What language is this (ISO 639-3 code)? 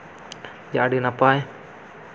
sat